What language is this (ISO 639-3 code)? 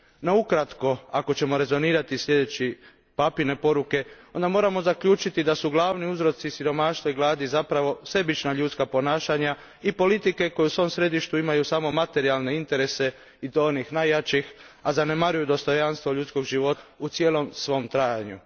hrv